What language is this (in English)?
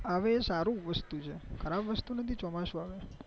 Gujarati